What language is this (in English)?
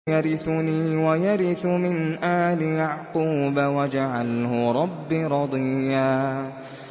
Arabic